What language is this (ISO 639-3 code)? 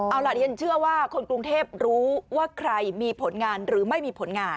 tha